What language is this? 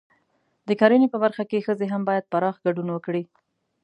Pashto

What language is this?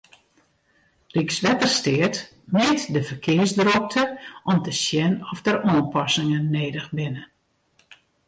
Western Frisian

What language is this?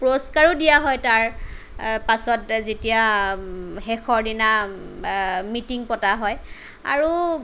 Assamese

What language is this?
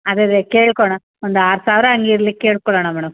Kannada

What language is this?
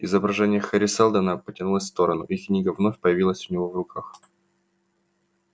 Russian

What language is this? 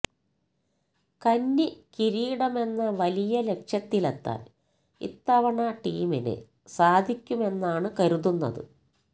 Malayalam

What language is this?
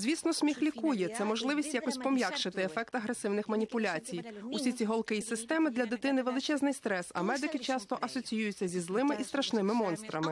Ukrainian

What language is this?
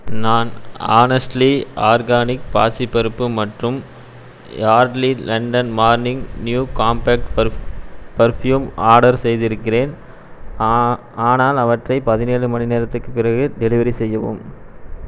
Tamil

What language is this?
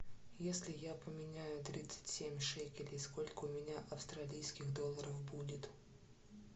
Russian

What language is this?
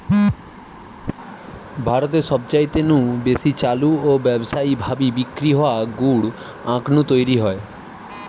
Bangla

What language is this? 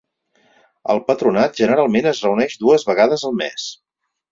Catalan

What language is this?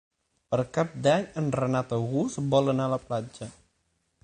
Catalan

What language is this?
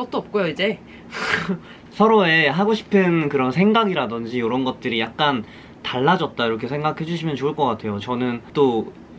Korean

